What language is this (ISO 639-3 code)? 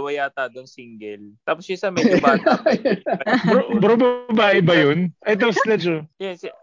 fil